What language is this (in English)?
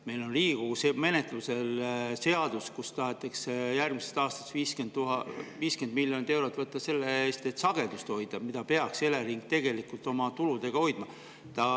Estonian